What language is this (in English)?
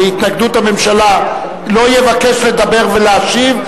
Hebrew